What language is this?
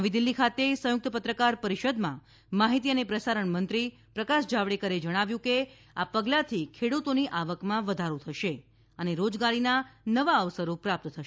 Gujarati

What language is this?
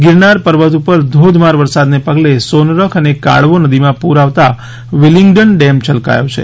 Gujarati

